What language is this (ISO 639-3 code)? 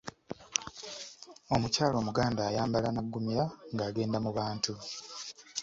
lug